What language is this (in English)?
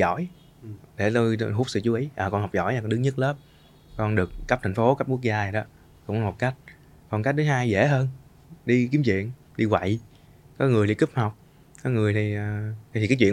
Vietnamese